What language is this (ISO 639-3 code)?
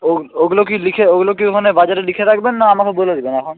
ben